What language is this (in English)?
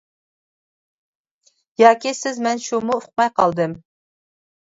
Uyghur